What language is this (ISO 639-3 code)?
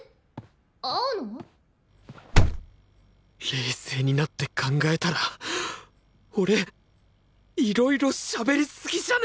jpn